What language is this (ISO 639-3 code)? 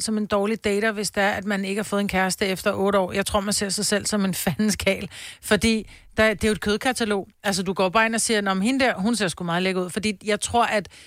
dan